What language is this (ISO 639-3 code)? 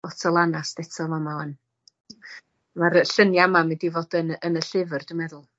cym